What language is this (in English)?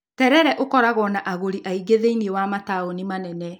Kikuyu